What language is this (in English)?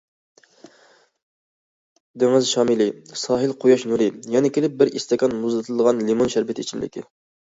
Uyghur